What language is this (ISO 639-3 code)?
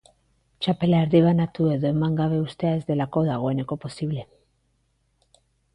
eus